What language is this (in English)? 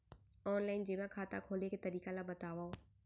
Chhattisgarhi